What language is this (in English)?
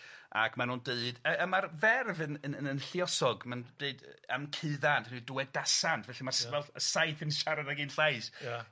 Welsh